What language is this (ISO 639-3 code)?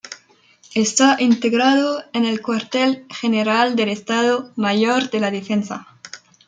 spa